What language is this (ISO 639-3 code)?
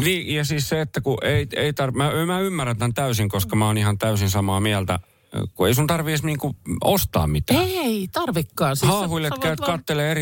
fin